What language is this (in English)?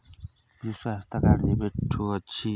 Odia